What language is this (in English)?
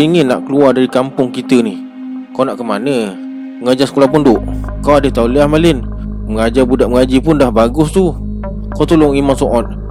Malay